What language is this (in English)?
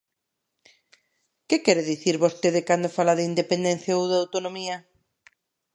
Galician